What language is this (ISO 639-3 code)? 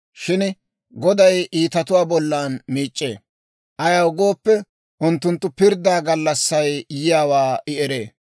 dwr